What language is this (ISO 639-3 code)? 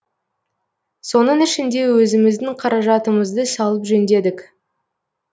kaz